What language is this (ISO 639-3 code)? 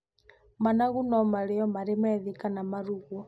kik